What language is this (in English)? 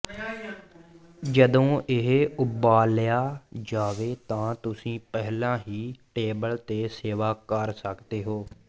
Punjabi